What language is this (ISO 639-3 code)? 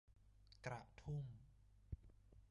tha